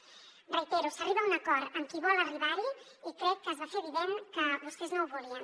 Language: Catalan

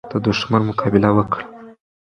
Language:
Pashto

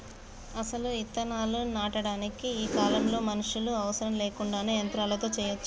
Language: Telugu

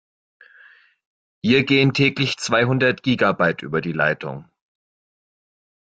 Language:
German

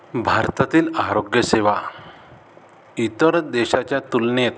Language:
Marathi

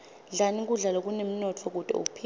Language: Swati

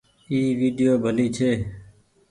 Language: Goaria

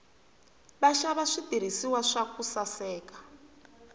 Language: Tsonga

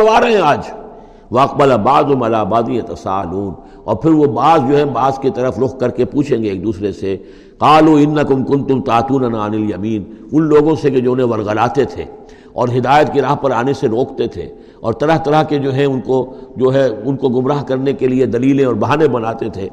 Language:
Urdu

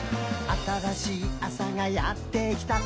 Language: Japanese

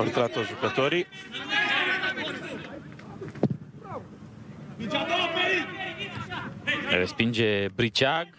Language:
Romanian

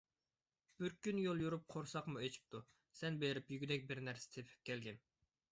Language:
Uyghur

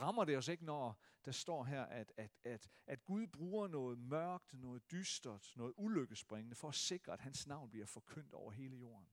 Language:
Danish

